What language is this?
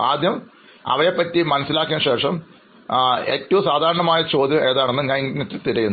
Malayalam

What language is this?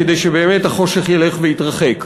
Hebrew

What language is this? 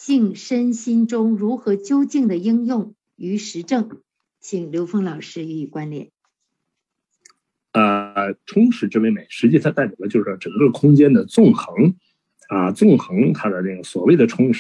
Chinese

